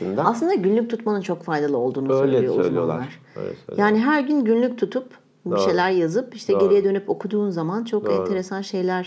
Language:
Turkish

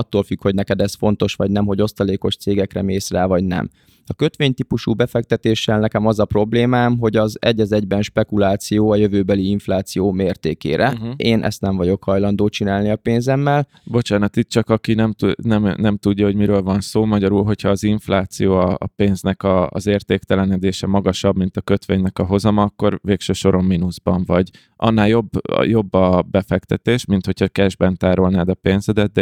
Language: Hungarian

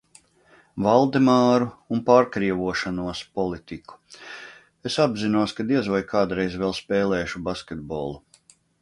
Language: Latvian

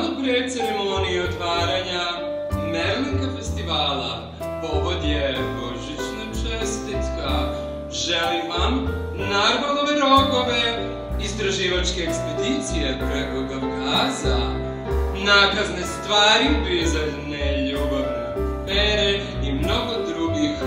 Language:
Polish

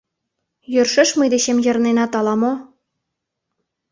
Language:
Mari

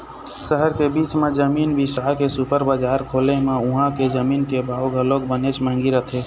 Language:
Chhattisgarhi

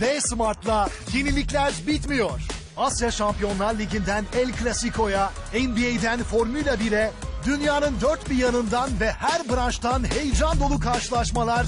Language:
Turkish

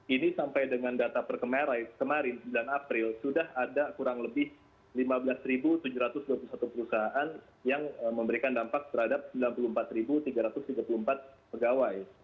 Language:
Indonesian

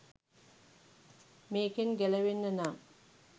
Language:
Sinhala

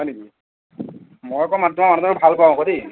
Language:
Assamese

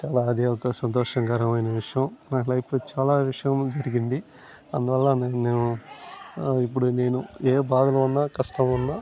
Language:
Telugu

